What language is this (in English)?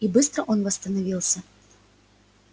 Russian